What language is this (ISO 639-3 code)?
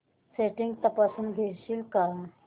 mar